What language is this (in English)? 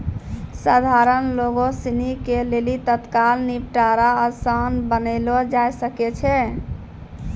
Maithili